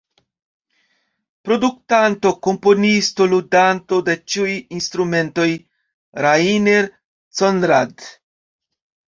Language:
Esperanto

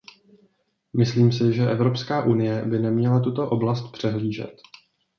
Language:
Czech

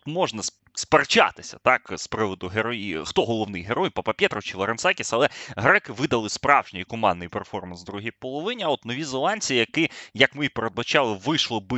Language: Ukrainian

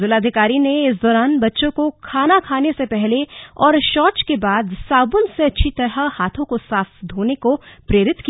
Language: Hindi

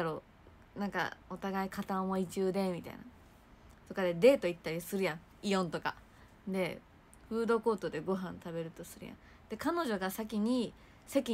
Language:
Japanese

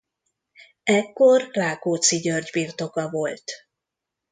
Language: Hungarian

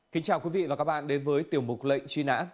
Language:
Vietnamese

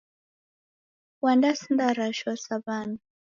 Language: Taita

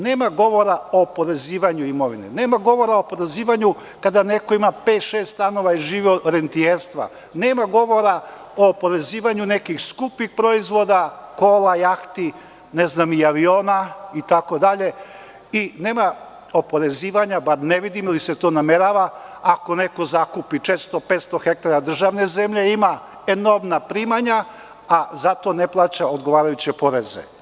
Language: Serbian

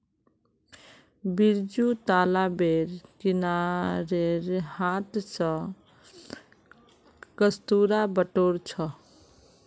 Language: Magahi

